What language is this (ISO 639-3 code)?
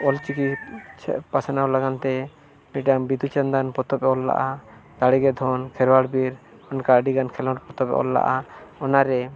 sat